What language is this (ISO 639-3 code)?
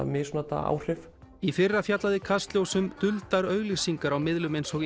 isl